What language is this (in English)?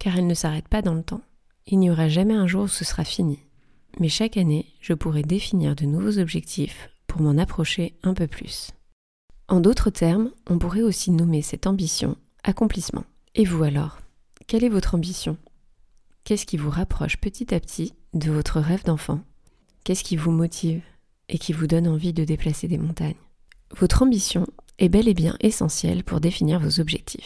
French